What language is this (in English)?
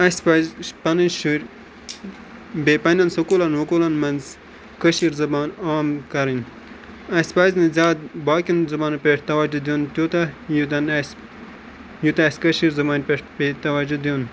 Kashmiri